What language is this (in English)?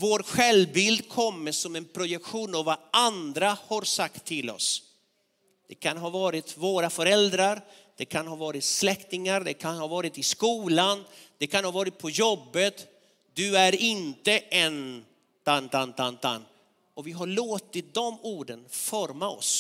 Swedish